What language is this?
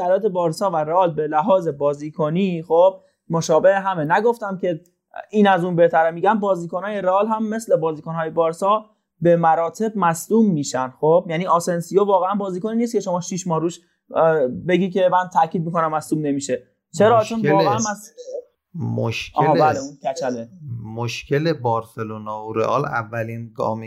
Persian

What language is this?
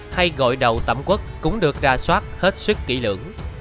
Vietnamese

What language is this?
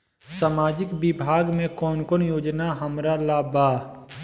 Bhojpuri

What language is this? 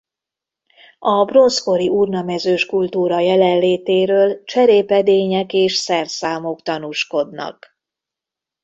Hungarian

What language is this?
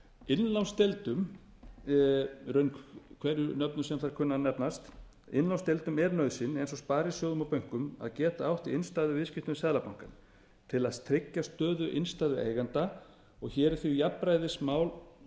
Icelandic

